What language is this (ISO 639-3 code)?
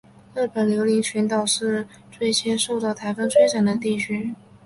zho